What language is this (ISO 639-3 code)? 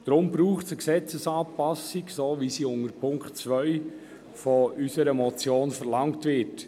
gsw